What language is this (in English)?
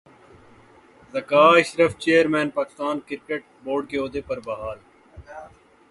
Urdu